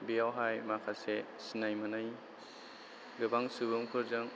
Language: Bodo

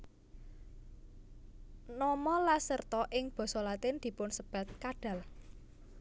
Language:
Javanese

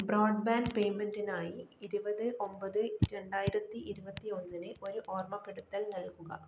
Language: Malayalam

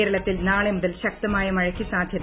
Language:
Malayalam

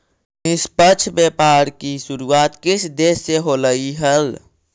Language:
Magahi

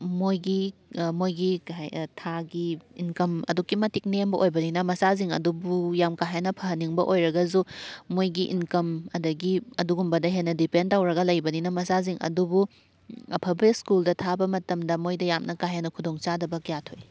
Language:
Manipuri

